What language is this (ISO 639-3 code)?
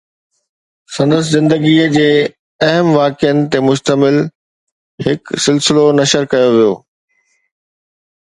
snd